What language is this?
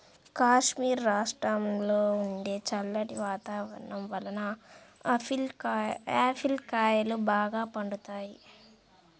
Telugu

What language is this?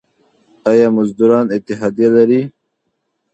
Pashto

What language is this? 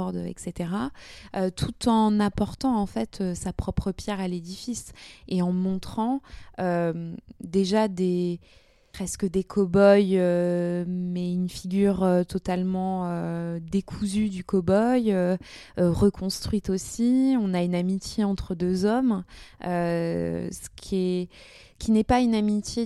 French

